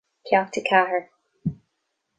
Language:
Irish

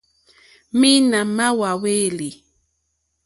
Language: Mokpwe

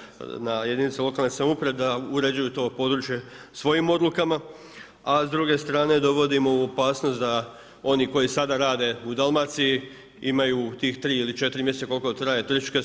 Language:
Croatian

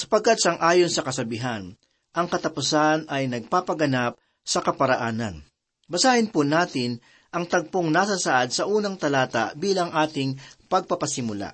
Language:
Filipino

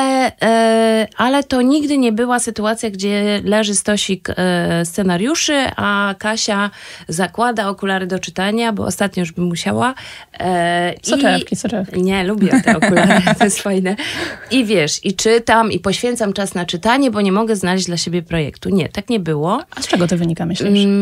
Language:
Polish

